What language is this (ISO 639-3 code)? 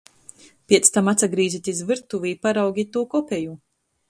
ltg